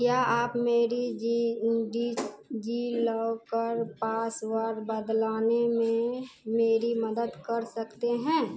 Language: Hindi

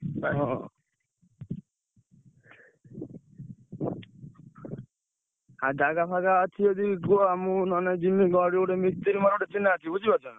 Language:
Odia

